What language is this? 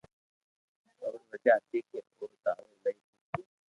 Loarki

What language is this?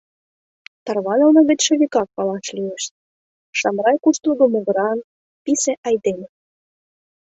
Mari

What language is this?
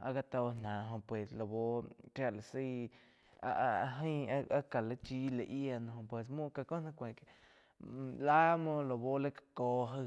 Quiotepec Chinantec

